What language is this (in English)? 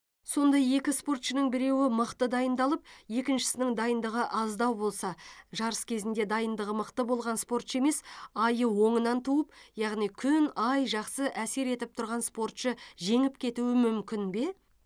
Kazakh